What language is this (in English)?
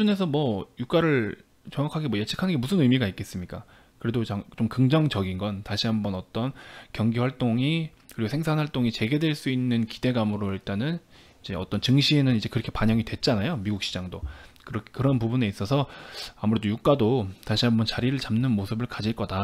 Korean